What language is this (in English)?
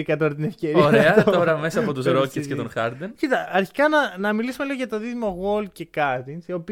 Greek